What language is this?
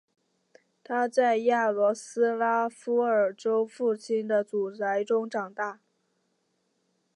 Chinese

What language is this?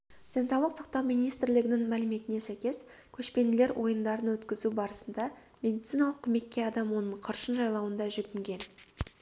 Kazakh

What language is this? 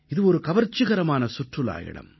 Tamil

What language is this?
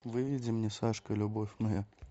Russian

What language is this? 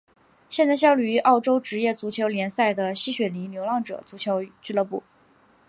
Chinese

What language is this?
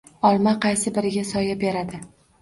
Uzbek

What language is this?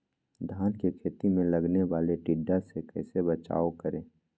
Magahi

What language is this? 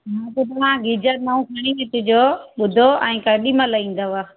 Sindhi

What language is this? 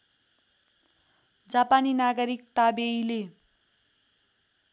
Nepali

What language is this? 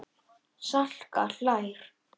Icelandic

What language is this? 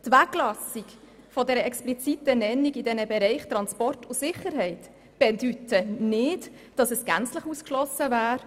Swiss German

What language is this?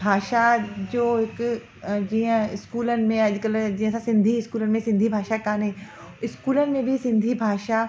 Sindhi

